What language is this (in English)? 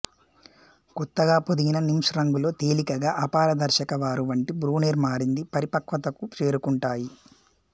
Telugu